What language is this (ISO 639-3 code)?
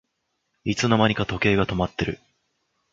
jpn